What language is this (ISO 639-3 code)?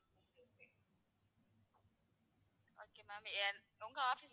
tam